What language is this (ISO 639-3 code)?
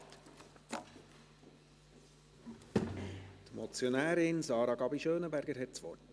gsw